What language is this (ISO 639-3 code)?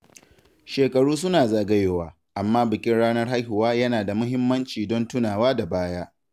hau